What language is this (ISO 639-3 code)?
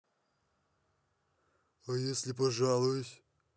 rus